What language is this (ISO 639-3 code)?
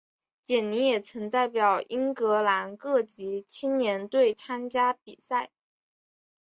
zho